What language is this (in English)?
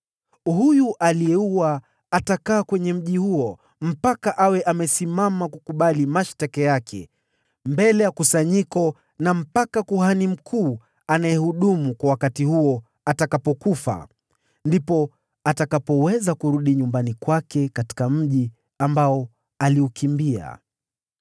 Swahili